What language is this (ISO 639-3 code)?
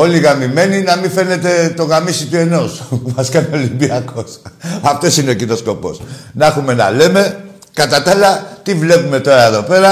ell